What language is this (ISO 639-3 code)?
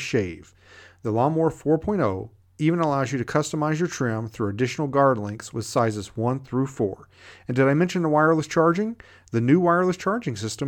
eng